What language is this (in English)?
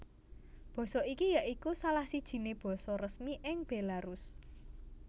Javanese